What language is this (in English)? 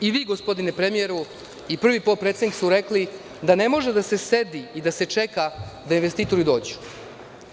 Serbian